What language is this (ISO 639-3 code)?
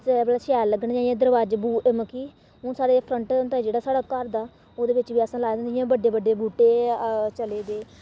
doi